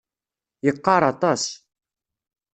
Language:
Kabyle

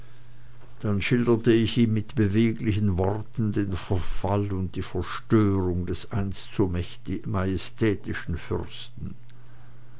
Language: German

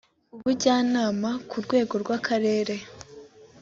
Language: Kinyarwanda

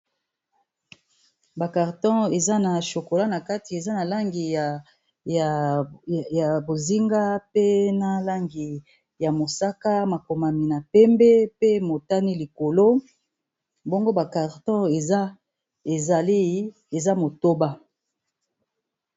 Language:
Lingala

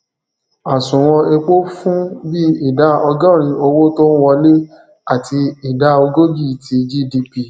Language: Yoruba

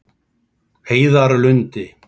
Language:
Icelandic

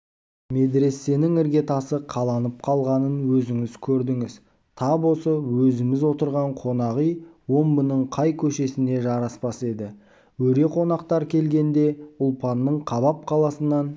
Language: Kazakh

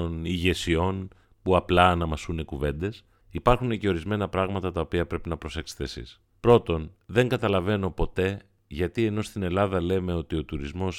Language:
Greek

